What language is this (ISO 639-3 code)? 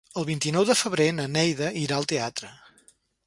cat